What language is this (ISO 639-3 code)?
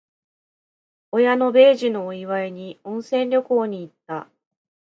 jpn